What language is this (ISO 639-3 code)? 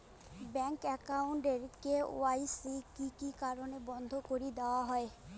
ben